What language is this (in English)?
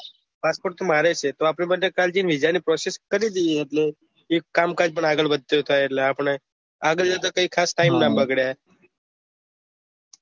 Gujarati